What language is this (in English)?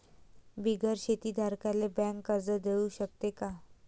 Marathi